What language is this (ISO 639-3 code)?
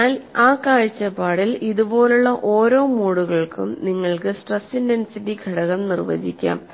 mal